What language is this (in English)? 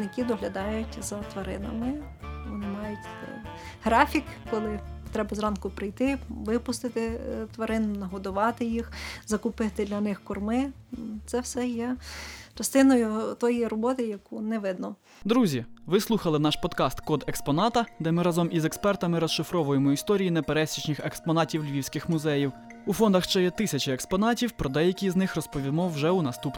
Ukrainian